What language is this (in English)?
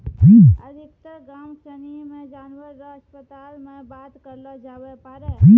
Maithili